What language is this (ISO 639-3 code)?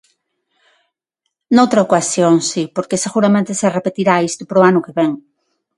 glg